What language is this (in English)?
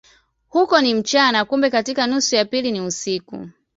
Swahili